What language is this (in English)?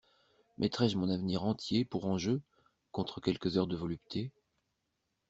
French